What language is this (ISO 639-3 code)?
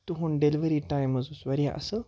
kas